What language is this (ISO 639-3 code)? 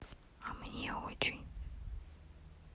rus